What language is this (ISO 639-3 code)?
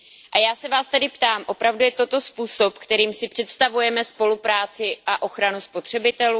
ces